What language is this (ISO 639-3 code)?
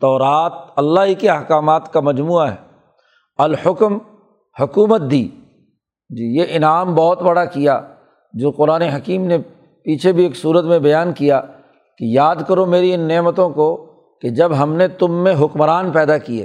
urd